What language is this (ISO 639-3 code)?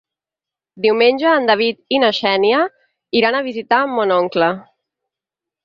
cat